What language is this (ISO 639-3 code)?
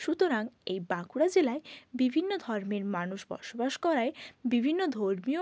ben